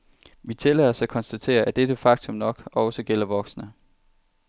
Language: Danish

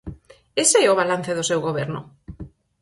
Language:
Galician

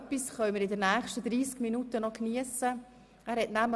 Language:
Swiss German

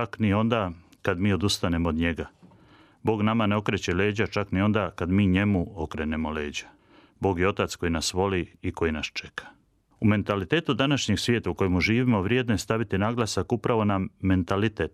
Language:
Croatian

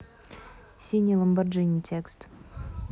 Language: Russian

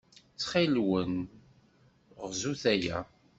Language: Kabyle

